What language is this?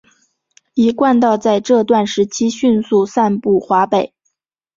Chinese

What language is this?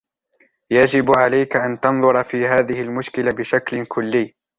Arabic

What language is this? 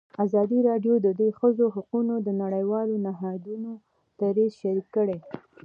Pashto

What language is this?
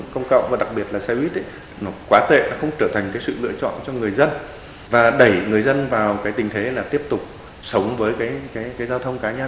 Vietnamese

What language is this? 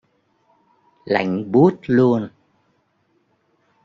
Vietnamese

